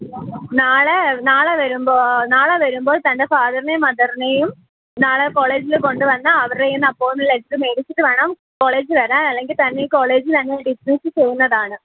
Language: Malayalam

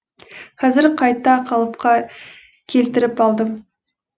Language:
Kazakh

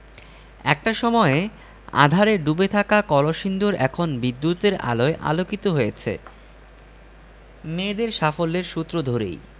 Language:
Bangla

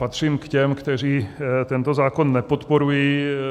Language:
Czech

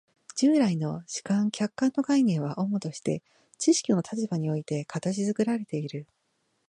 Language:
Japanese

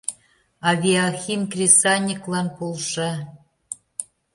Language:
Mari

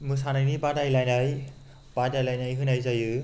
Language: Bodo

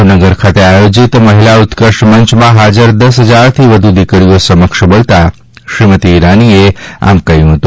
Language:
Gujarati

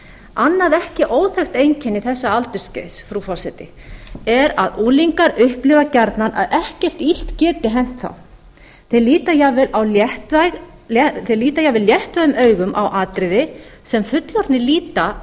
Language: Icelandic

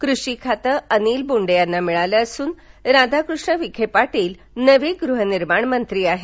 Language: Marathi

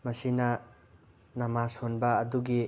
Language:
Manipuri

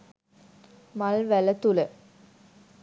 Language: Sinhala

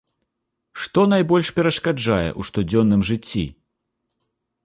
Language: Belarusian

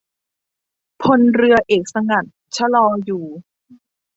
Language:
Thai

